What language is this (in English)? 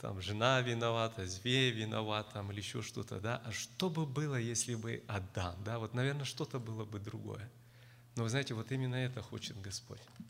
Russian